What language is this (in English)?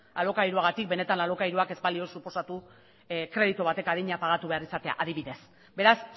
Basque